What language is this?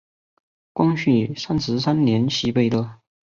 Chinese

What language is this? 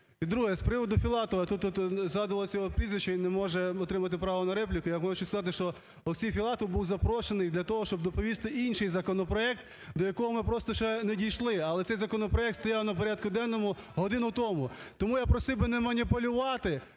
Ukrainian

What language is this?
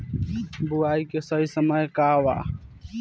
Bhojpuri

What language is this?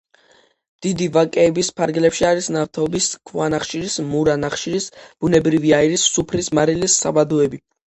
Georgian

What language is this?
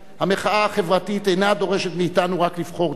Hebrew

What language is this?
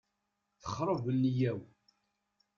Kabyle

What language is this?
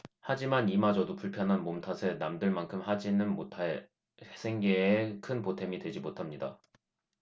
Korean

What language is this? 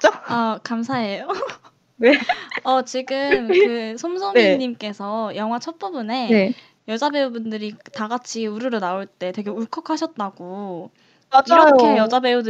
Korean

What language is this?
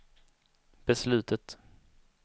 Swedish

